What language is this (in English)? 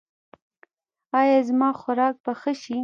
Pashto